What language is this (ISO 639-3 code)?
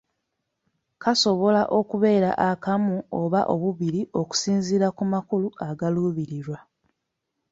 lug